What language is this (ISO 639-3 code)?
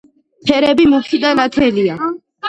kat